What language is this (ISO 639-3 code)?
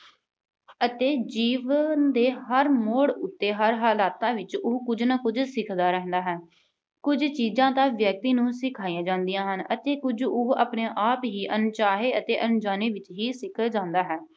pan